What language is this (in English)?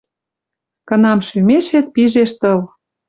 Western Mari